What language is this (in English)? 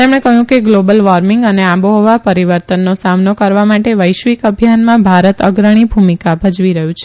Gujarati